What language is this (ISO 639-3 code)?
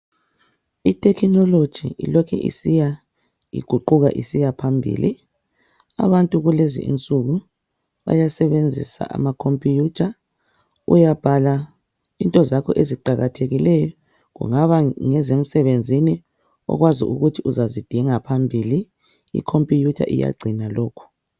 nde